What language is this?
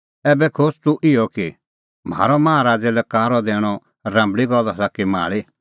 Kullu Pahari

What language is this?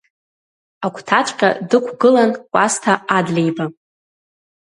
Abkhazian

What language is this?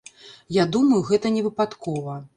Belarusian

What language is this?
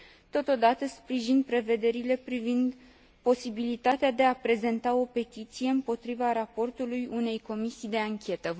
Romanian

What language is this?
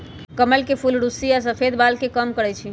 Magahi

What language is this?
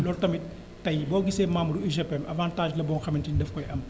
Wolof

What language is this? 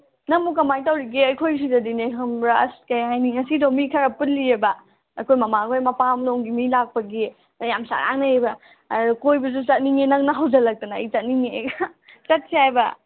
Manipuri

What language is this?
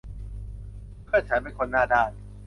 Thai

